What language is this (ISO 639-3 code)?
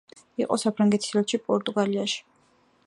kat